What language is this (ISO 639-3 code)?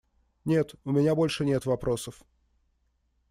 rus